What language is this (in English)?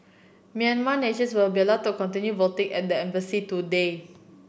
English